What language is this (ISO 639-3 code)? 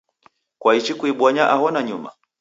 dav